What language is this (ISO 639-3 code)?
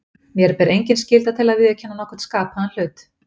isl